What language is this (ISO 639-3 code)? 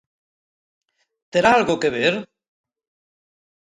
glg